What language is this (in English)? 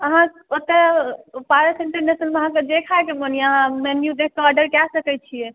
Maithili